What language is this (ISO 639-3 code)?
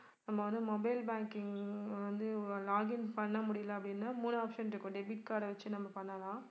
tam